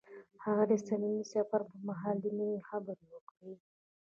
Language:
Pashto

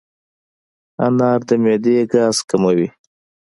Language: Pashto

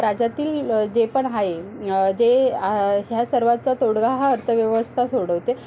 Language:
Marathi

